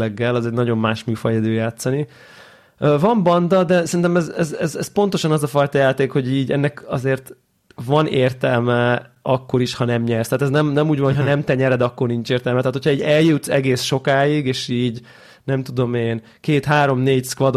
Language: Hungarian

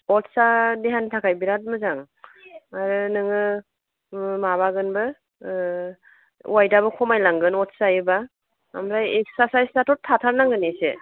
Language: Bodo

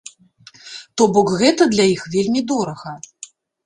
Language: Belarusian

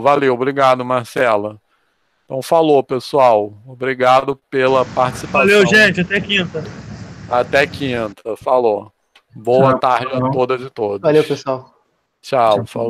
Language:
Portuguese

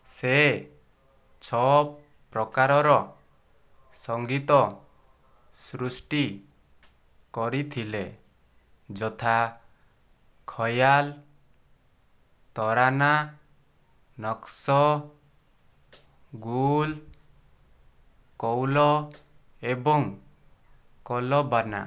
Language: Odia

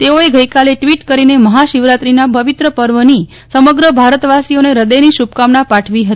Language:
Gujarati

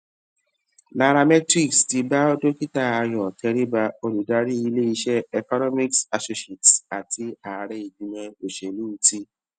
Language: Yoruba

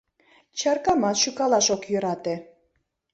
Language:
Mari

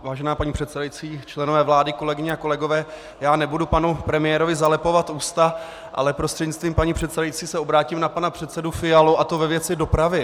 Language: Czech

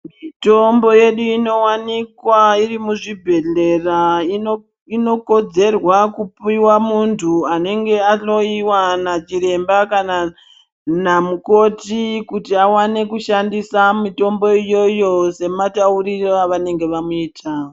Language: Ndau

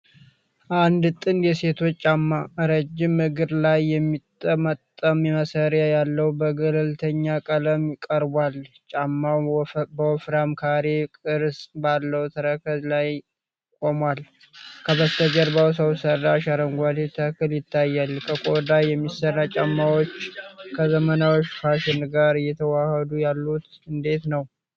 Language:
Amharic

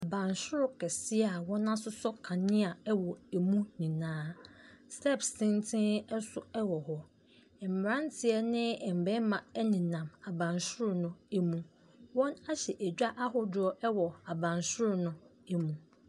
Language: Akan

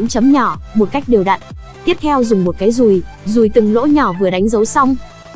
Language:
Vietnamese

